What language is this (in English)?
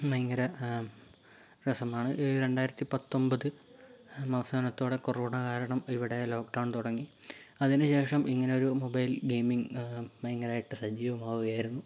Malayalam